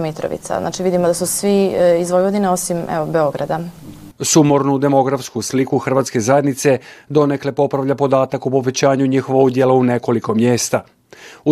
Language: Croatian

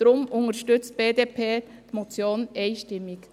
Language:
Swiss German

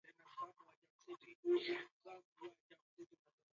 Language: Swahili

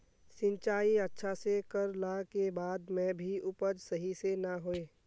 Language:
Magahi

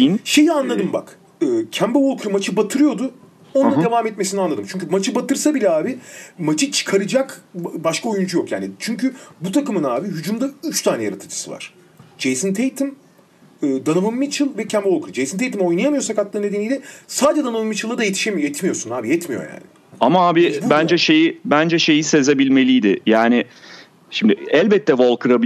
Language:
Turkish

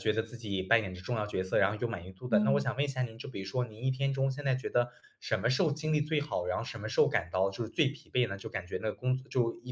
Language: Chinese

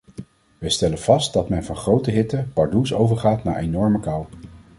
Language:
Dutch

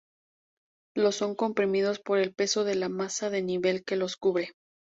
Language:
Spanish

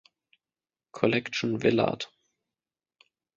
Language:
German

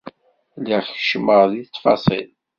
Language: Kabyle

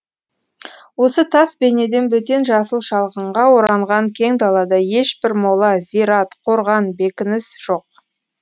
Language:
Kazakh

